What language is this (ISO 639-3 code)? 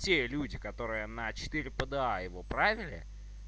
rus